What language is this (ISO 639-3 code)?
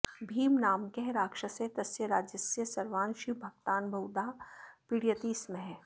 san